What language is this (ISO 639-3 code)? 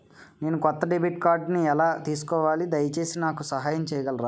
tel